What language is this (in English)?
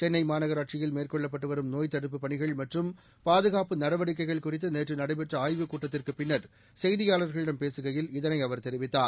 Tamil